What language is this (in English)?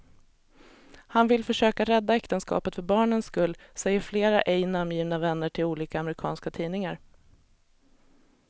Swedish